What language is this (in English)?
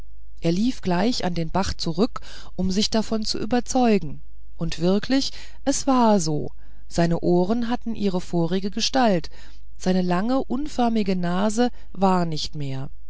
German